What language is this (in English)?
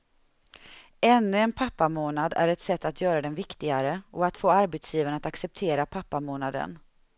Swedish